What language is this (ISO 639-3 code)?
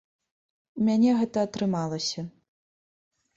bel